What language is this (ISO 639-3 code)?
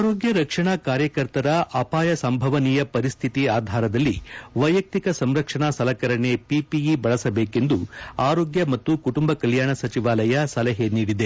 kan